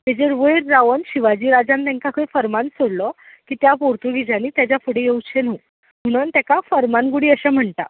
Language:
Konkani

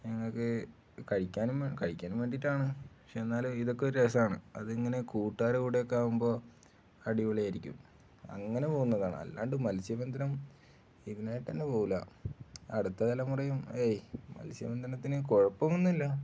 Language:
Malayalam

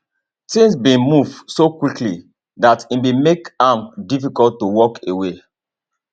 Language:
Nigerian Pidgin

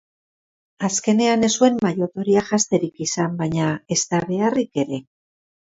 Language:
Basque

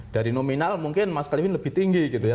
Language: Indonesian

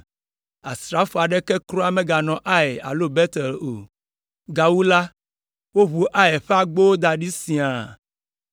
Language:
Ewe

